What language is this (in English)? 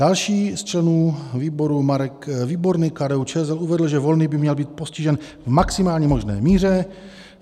Czech